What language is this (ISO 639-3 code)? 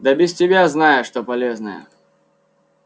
rus